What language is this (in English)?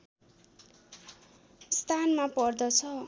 Nepali